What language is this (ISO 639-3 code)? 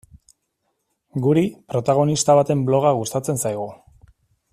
eus